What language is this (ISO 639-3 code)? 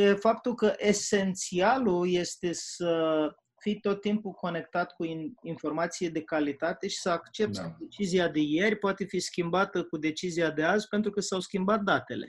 ron